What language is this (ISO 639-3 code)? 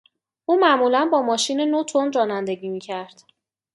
fas